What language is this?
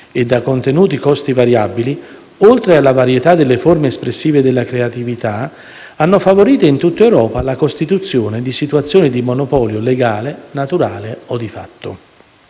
Italian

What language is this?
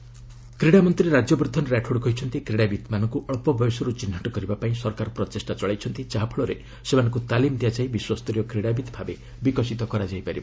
Odia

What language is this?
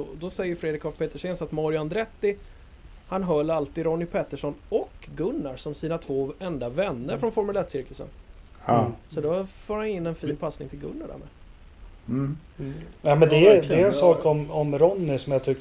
Swedish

